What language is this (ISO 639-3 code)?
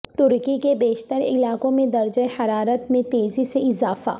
urd